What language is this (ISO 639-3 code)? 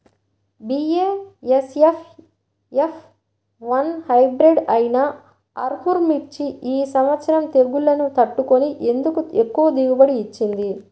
tel